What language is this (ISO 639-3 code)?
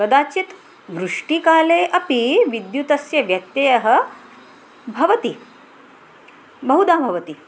san